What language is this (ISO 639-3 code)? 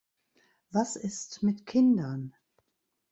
deu